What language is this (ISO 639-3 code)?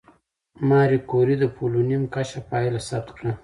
pus